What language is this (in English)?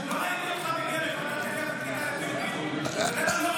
Hebrew